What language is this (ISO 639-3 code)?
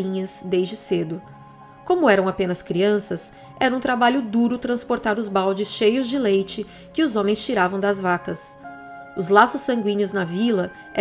por